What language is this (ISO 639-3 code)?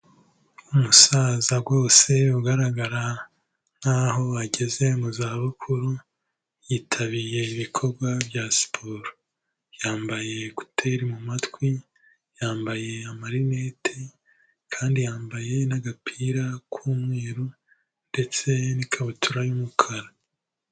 kin